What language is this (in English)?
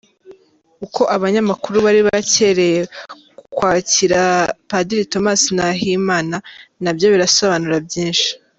Kinyarwanda